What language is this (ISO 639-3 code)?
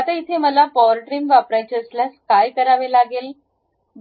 mar